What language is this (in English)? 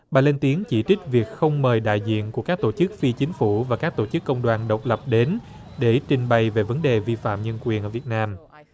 Vietnamese